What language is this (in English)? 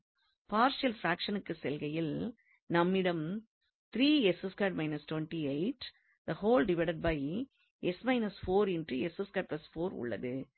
Tamil